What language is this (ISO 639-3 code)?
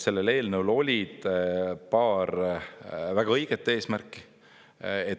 est